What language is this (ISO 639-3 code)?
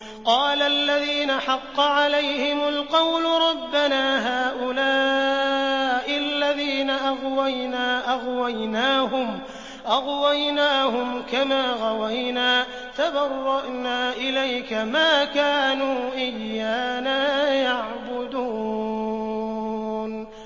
ara